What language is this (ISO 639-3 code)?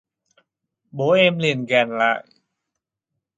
vie